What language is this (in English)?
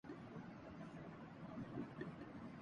Urdu